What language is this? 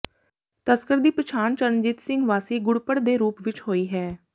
Punjabi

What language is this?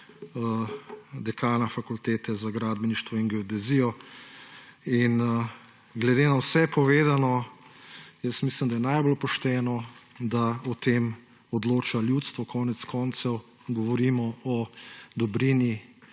Slovenian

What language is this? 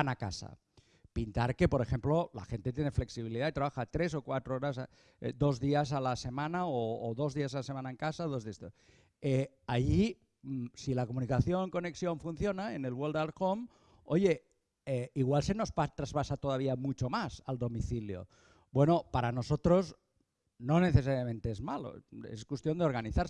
Spanish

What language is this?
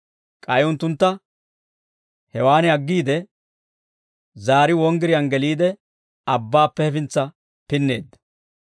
Dawro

